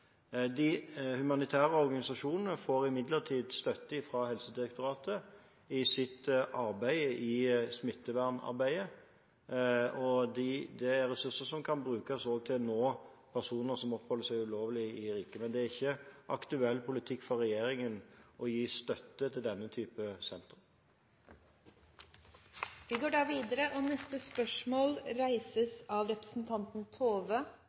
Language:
Norwegian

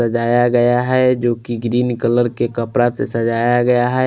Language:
Hindi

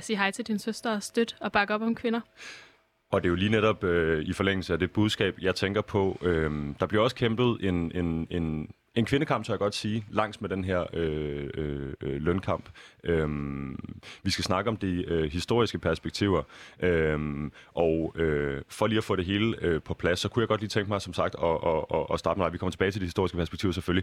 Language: Danish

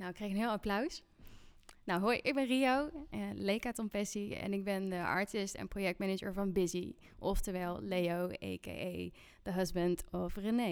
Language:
Dutch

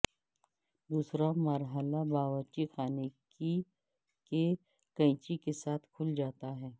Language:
Urdu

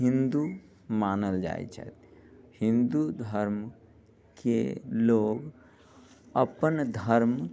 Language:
Maithili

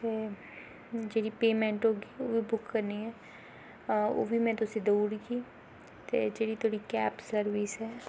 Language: Dogri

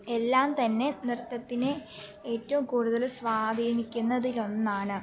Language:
Malayalam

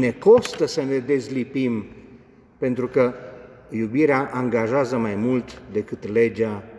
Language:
Romanian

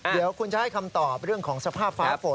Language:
Thai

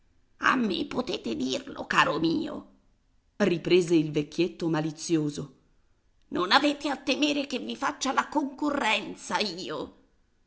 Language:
Italian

